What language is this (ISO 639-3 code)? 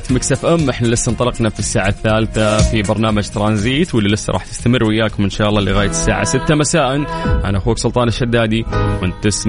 ara